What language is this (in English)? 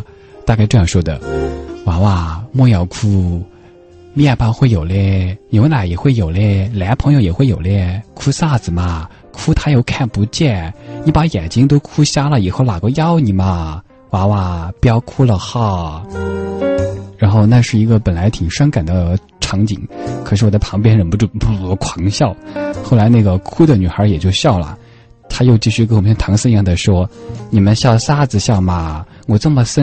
Chinese